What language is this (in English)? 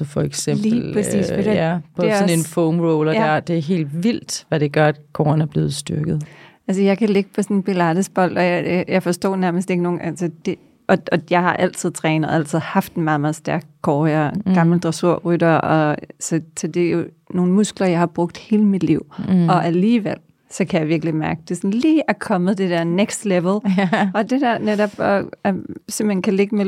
Danish